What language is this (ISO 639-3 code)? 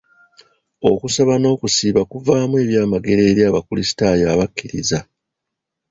lug